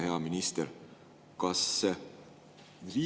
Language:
Estonian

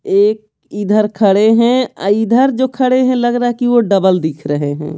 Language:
Hindi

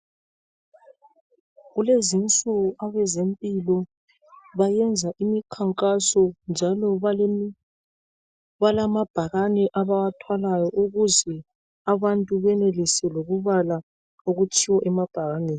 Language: North Ndebele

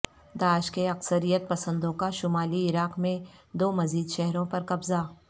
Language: Urdu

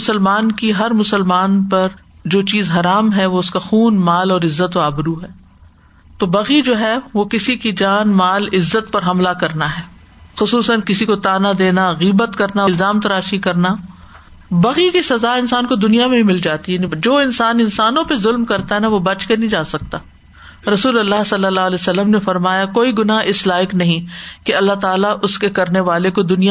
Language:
Urdu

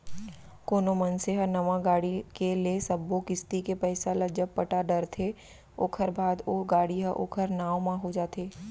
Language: Chhattisgarhi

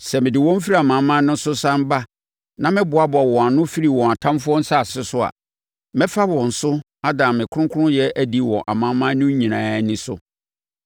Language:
Akan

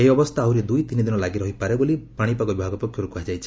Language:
Odia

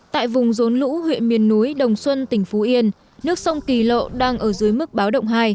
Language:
Vietnamese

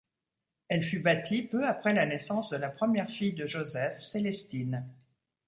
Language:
French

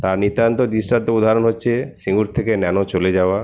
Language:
Bangla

